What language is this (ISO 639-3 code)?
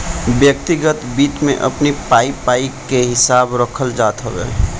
bho